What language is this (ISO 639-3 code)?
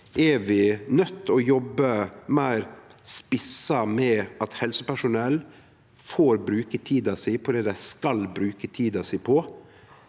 nor